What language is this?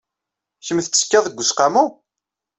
Kabyle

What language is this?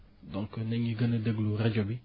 Wolof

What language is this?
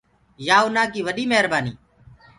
Gurgula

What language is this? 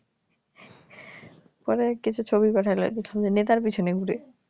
Bangla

